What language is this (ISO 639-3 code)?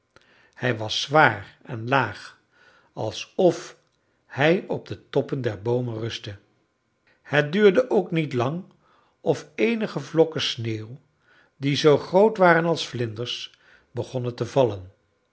nld